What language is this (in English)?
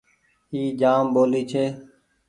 Goaria